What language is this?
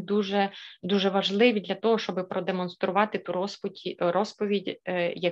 Ukrainian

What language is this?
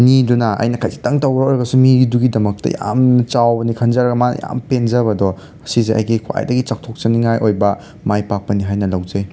Manipuri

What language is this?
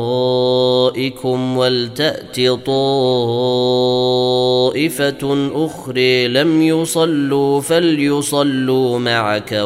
Arabic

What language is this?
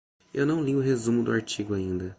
Portuguese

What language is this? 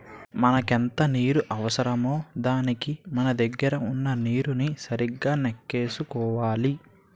Telugu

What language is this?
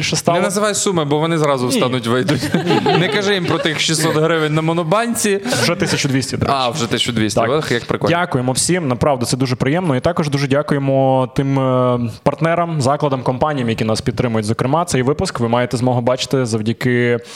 Ukrainian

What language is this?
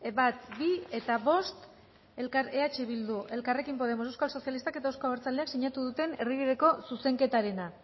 Basque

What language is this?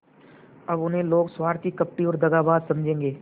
Hindi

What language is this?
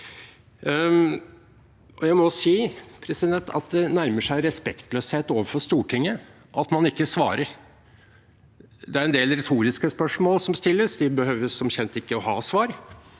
Norwegian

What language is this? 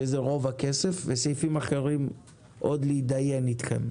Hebrew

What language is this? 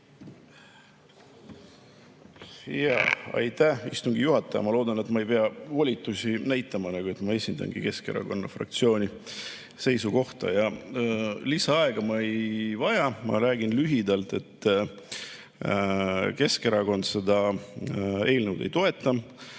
Estonian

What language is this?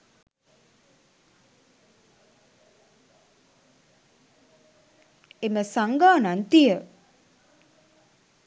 Sinhala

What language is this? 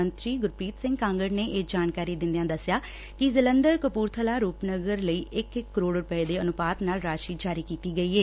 Punjabi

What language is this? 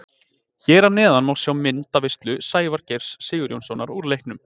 Icelandic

